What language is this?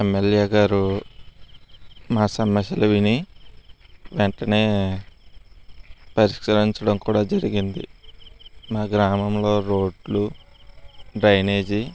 Telugu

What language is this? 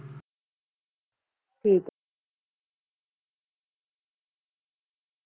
Punjabi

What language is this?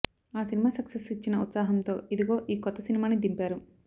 Telugu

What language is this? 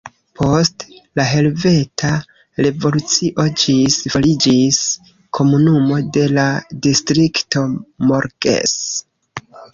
Esperanto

